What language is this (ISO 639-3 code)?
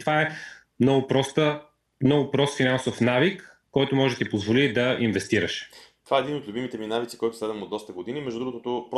bul